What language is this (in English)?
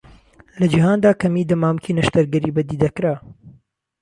Central Kurdish